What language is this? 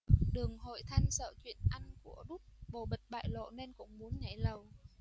Vietnamese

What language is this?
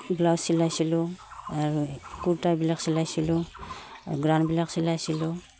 Assamese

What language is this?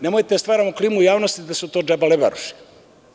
Serbian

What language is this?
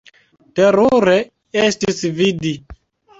Esperanto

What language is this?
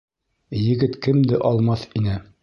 Bashkir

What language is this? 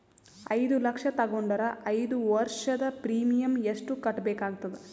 Kannada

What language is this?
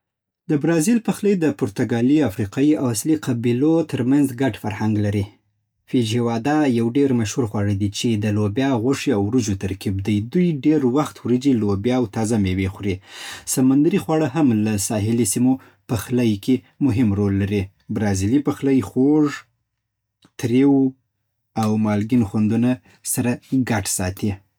Southern Pashto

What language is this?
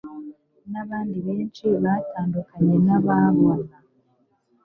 Kinyarwanda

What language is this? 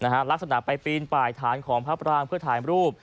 Thai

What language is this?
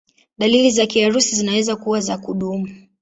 Swahili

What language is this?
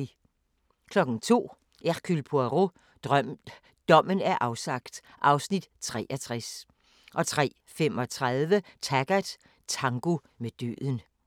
Danish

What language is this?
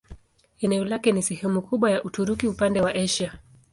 Swahili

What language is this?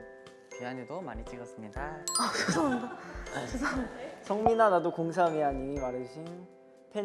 Korean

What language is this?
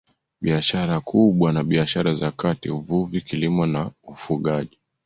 Swahili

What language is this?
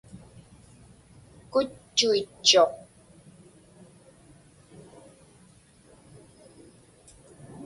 Inupiaq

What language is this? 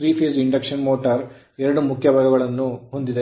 Kannada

